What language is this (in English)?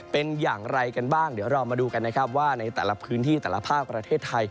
Thai